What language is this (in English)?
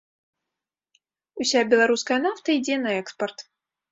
Belarusian